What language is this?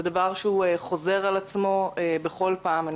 Hebrew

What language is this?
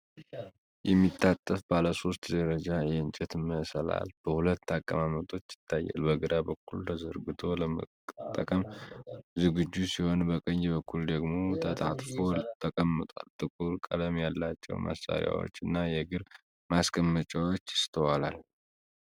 Amharic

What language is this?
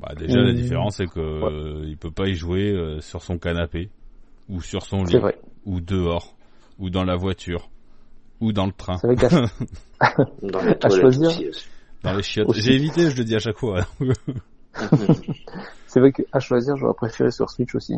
French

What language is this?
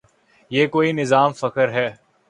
Urdu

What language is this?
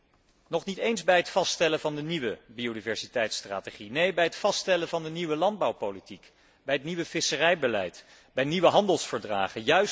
Dutch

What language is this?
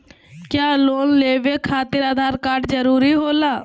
Magahi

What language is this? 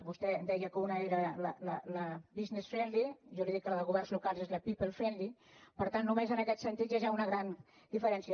Catalan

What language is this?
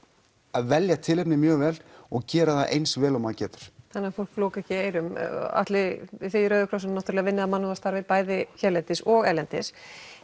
Icelandic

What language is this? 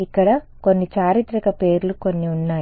Telugu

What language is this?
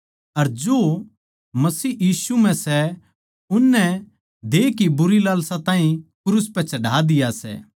Haryanvi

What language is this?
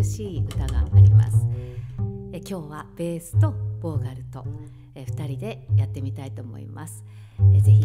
Japanese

